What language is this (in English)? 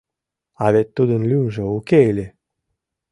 Mari